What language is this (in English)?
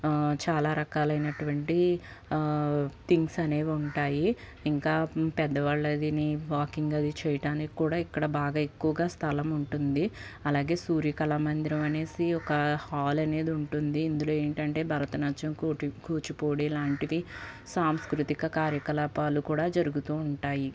Telugu